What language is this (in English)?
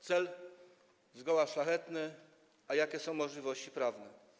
Polish